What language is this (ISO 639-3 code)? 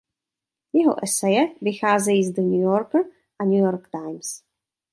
ces